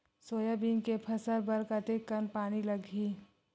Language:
Chhattisgarhi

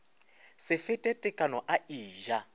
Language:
Northern Sotho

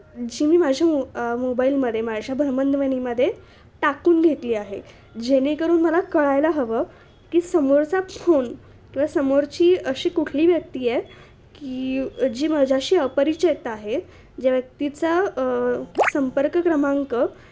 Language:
Marathi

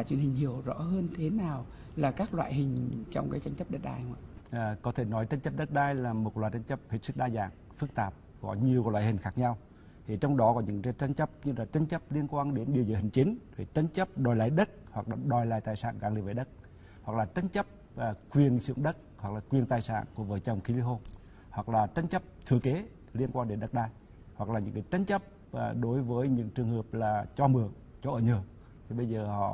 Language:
Vietnamese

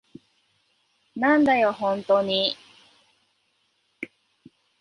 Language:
Japanese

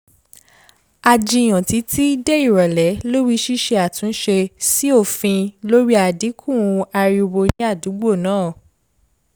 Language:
Yoruba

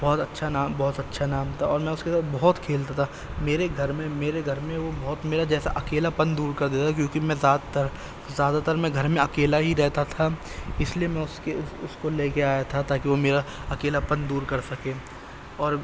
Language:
Urdu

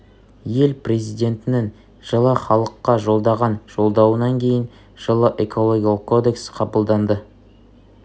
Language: Kazakh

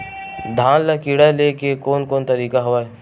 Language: Chhattisgarhi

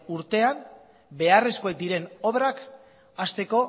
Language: Basque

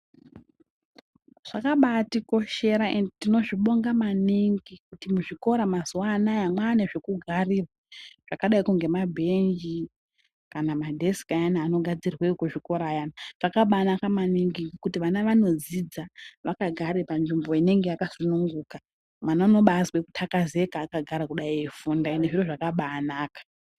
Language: Ndau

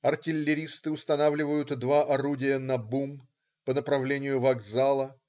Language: Russian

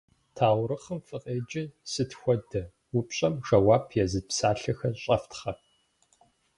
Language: Kabardian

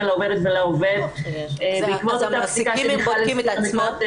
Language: Hebrew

